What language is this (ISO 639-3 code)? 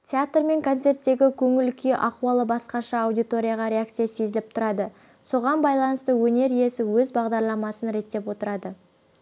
kaz